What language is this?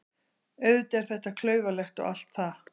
Icelandic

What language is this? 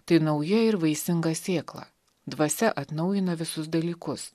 Lithuanian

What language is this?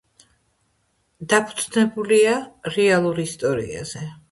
Georgian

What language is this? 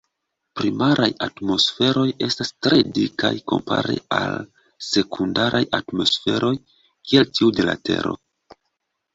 Esperanto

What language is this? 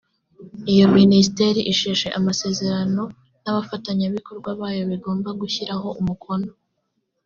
Kinyarwanda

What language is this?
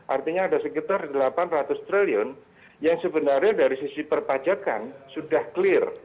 Indonesian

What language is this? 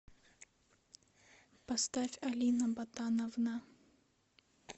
Russian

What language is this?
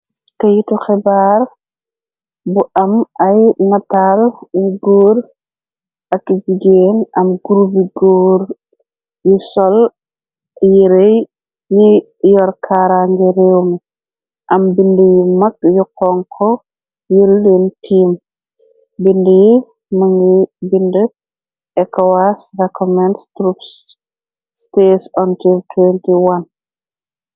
Wolof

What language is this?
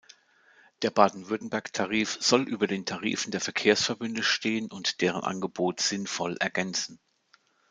German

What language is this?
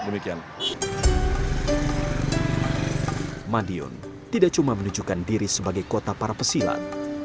Indonesian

